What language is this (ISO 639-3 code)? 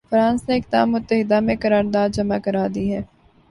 urd